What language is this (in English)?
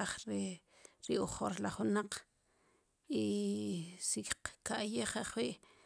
Sipacapense